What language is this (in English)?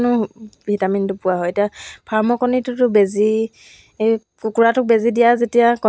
Assamese